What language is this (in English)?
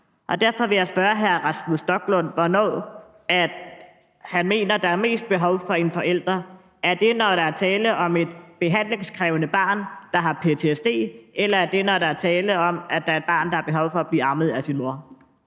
Danish